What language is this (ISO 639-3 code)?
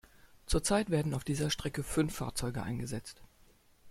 deu